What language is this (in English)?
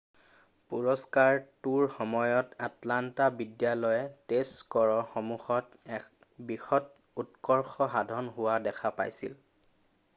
Assamese